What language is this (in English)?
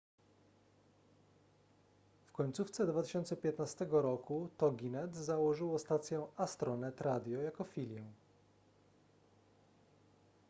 Polish